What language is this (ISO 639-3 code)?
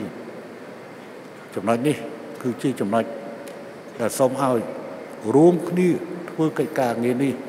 tha